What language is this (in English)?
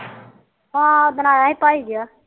Punjabi